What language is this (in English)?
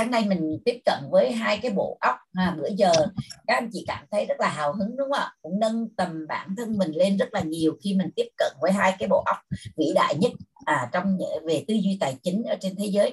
Vietnamese